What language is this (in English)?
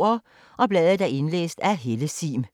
Danish